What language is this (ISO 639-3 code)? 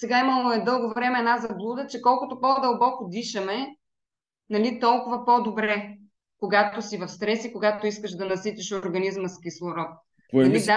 bul